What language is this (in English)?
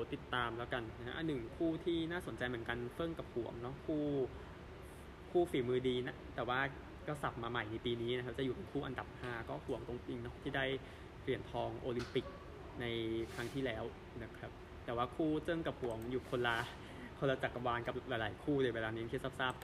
Thai